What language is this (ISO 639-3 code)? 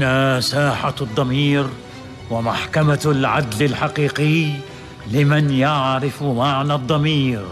ara